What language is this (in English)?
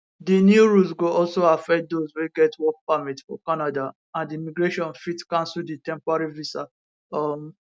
Nigerian Pidgin